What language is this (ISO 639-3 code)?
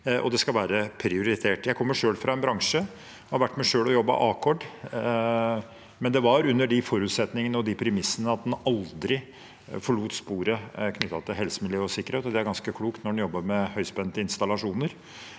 nor